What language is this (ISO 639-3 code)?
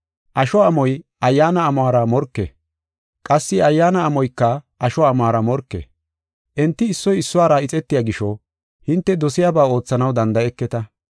gof